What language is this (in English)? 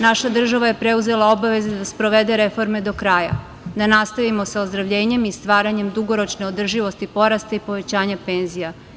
Serbian